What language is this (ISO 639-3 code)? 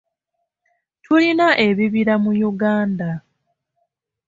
lug